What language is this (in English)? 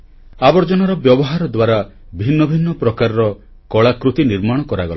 Odia